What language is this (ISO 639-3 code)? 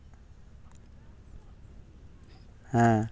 sat